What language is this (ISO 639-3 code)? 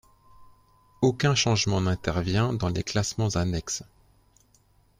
fra